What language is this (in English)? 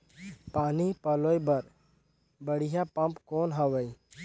Chhattisgarhi